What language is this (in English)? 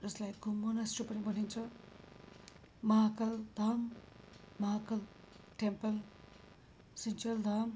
Nepali